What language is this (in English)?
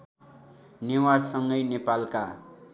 Nepali